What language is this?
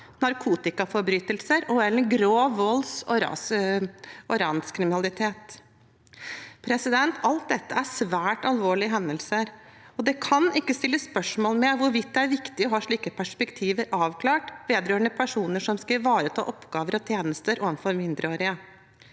Norwegian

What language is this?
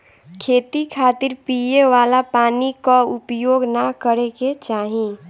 Bhojpuri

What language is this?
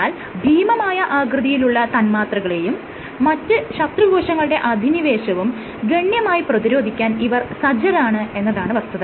Malayalam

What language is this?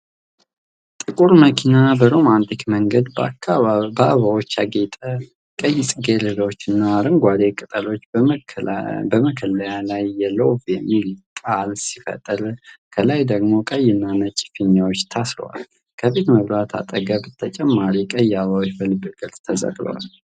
Amharic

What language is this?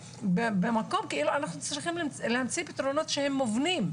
Hebrew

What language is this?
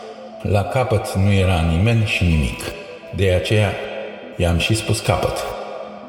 Romanian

